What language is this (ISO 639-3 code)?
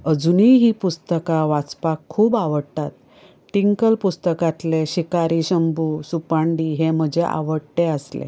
kok